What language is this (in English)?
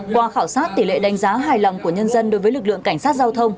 Vietnamese